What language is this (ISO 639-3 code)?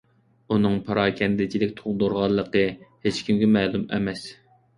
uig